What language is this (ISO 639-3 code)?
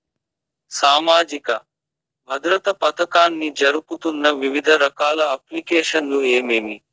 tel